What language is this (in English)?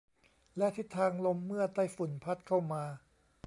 Thai